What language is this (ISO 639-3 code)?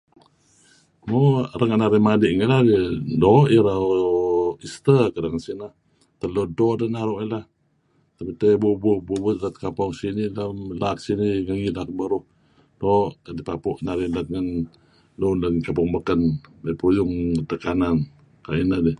kzi